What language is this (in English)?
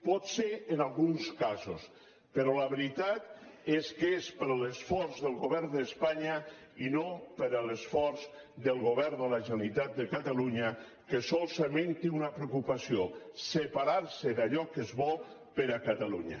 Catalan